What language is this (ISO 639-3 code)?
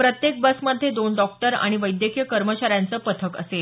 mar